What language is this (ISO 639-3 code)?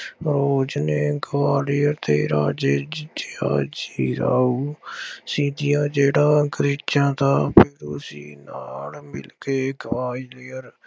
pan